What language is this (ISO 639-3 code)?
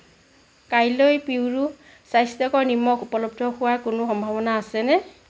asm